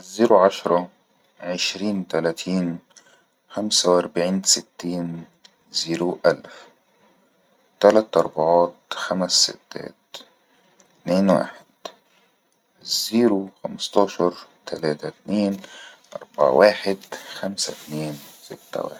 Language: Egyptian Arabic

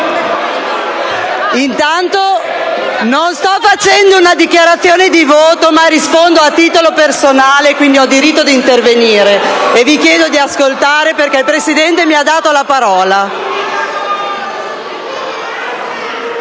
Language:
Italian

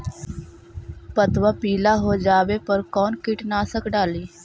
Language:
Magahi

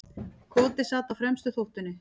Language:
Icelandic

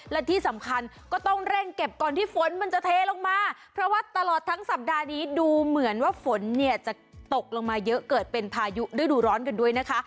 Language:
Thai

